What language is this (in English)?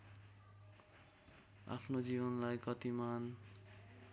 Nepali